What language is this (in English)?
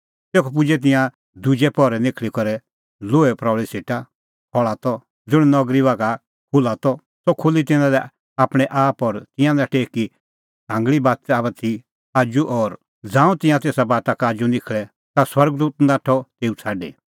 Kullu Pahari